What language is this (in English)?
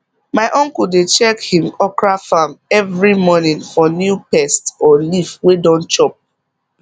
Nigerian Pidgin